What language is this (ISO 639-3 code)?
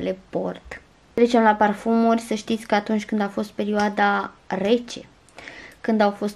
ron